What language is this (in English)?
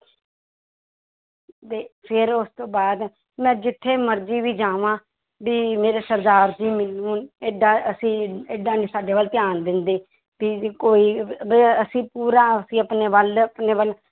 Punjabi